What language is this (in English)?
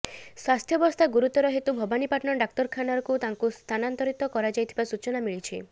Odia